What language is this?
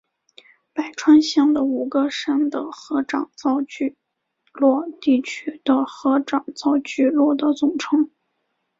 Chinese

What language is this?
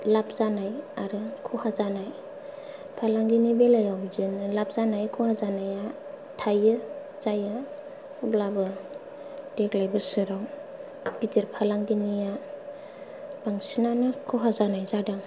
Bodo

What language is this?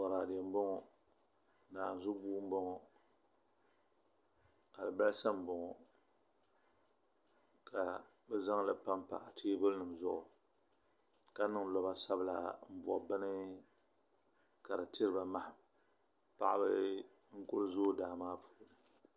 Dagbani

